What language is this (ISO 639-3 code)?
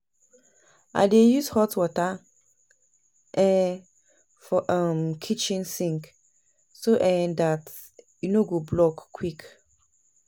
pcm